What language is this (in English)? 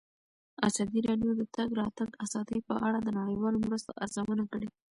Pashto